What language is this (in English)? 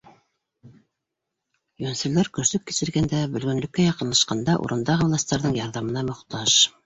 Bashkir